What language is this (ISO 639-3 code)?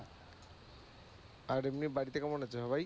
ben